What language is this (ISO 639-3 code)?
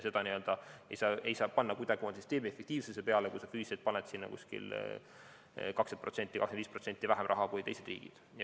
est